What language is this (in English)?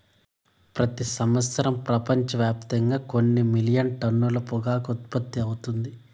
Telugu